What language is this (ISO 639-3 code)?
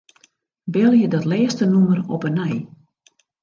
fry